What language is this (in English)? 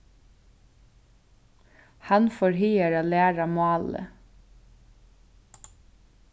Faroese